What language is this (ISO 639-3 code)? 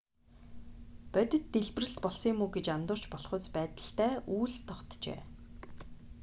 mon